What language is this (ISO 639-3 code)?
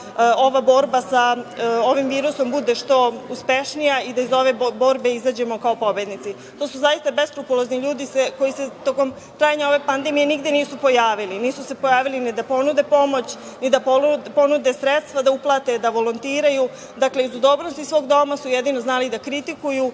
srp